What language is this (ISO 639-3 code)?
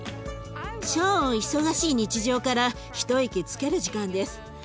jpn